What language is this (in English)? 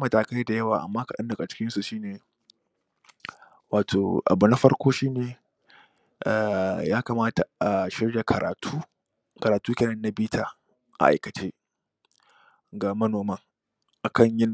Hausa